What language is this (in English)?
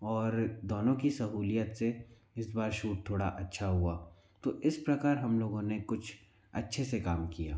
Hindi